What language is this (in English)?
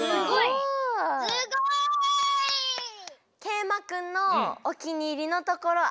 Japanese